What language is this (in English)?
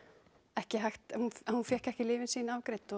Icelandic